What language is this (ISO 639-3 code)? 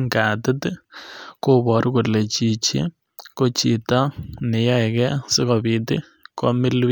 kln